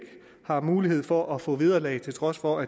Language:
Danish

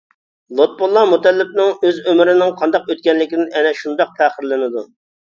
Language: Uyghur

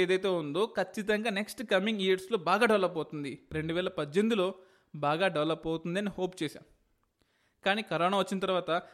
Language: Telugu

